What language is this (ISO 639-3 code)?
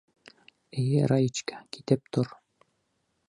bak